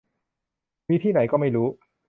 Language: Thai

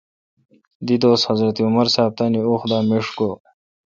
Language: Kalkoti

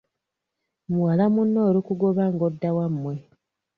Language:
Ganda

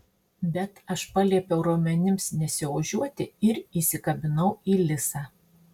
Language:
Lithuanian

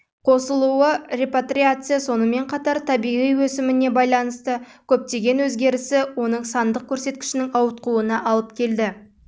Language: Kazakh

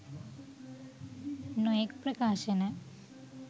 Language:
Sinhala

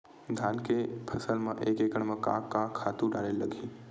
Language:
Chhattisgarhi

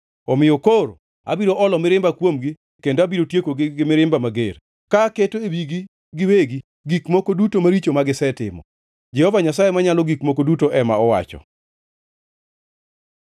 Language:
Luo (Kenya and Tanzania)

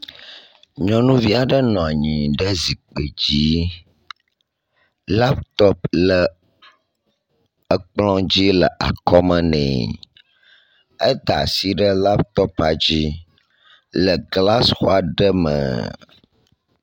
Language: Ewe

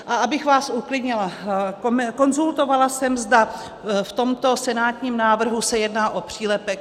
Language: Czech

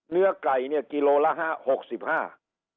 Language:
Thai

